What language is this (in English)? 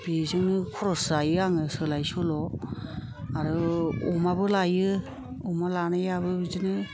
Bodo